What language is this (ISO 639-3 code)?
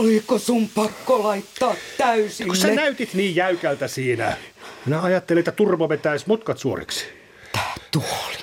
fin